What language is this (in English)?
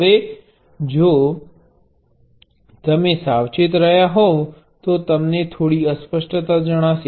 Gujarati